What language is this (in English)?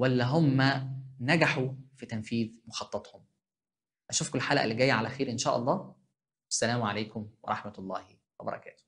Arabic